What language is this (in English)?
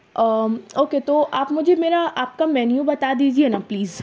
Urdu